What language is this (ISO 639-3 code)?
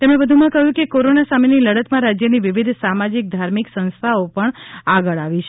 guj